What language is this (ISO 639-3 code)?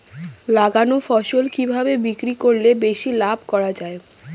ben